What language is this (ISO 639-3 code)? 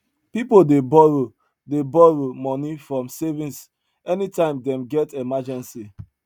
pcm